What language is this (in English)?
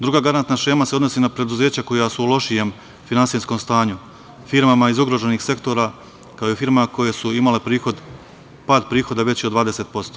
Serbian